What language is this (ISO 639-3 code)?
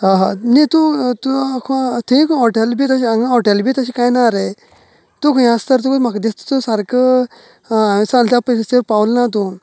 kok